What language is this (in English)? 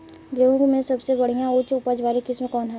Bhojpuri